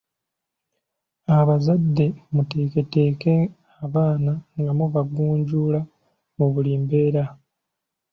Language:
Ganda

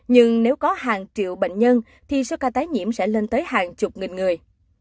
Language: Vietnamese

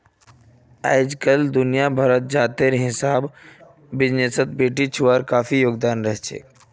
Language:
Magahi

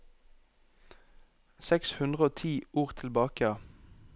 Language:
Norwegian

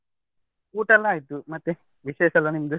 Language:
Kannada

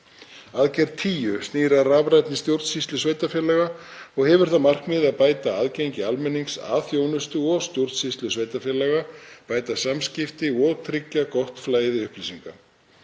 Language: Icelandic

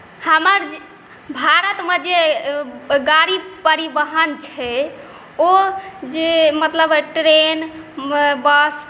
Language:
Maithili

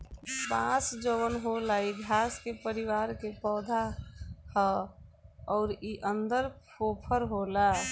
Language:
Bhojpuri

